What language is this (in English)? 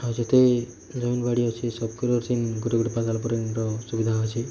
Odia